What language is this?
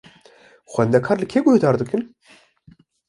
Kurdish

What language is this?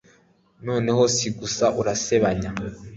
Kinyarwanda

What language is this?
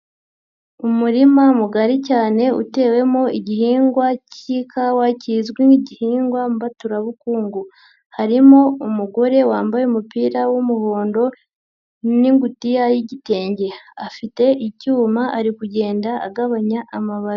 Kinyarwanda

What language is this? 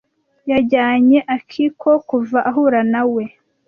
Kinyarwanda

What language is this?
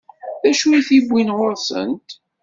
Kabyle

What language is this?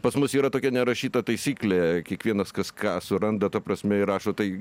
Lithuanian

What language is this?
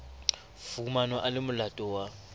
Southern Sotho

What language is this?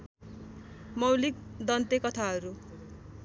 Nepali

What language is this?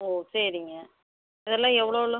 Tamil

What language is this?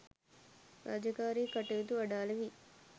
Sinhala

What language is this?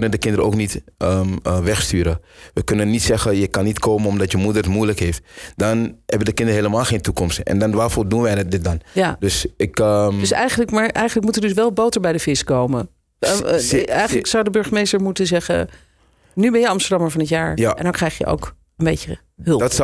Dutch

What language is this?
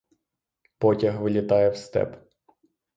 Ukrainian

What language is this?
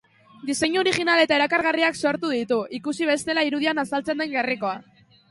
Basque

